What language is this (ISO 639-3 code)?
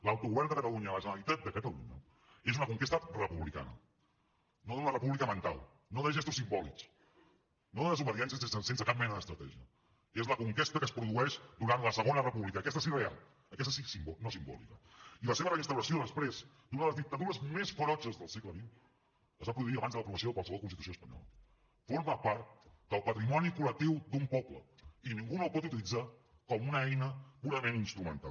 cat